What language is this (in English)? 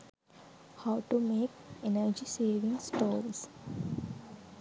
Sinhala